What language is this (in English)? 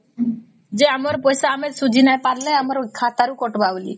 Odia